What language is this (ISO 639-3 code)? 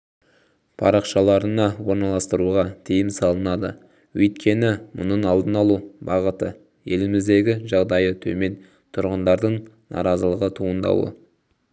kaz